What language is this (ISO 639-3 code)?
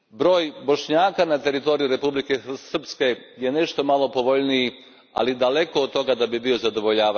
hrv